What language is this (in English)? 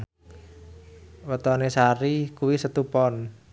Javanese